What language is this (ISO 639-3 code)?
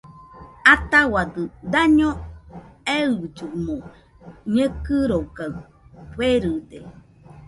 hux